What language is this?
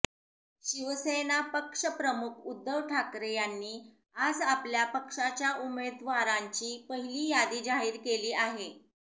Marathi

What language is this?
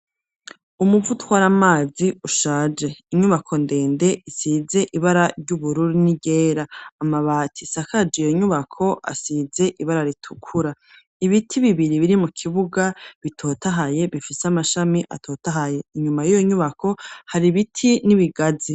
Rundi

